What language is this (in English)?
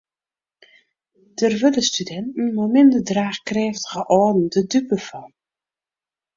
Western Frisian